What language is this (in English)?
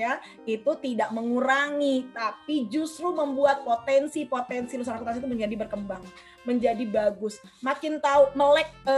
Indonesian